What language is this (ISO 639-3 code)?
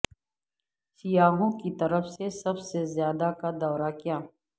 urd